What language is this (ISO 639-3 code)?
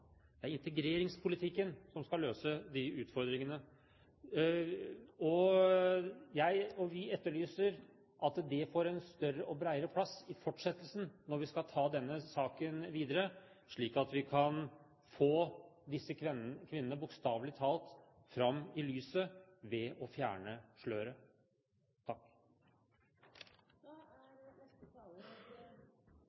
nob